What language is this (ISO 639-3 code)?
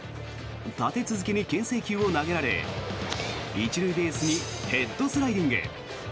jpn